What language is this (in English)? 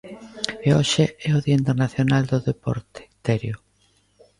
Galician